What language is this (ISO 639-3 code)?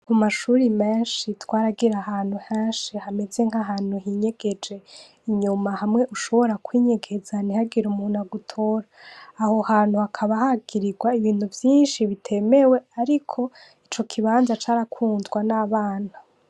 run